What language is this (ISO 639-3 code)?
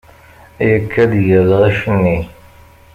kab